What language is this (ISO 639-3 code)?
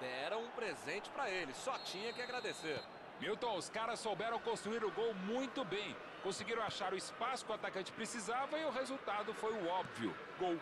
por